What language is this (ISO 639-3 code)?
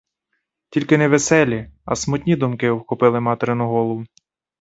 ukr